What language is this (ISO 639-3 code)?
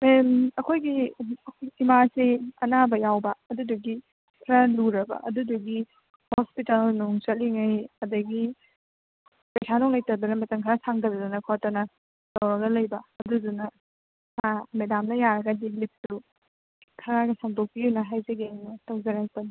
mni